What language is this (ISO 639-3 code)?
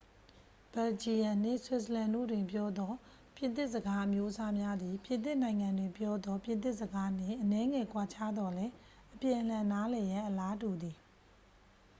mya